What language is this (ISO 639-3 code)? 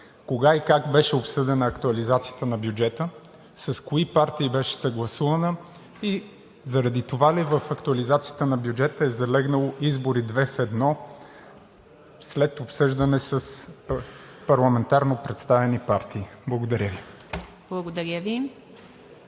bul